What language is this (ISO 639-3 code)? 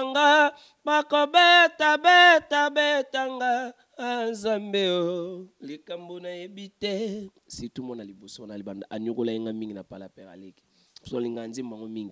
fra